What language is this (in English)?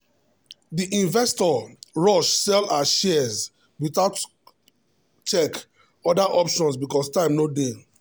Nigerian Pidgin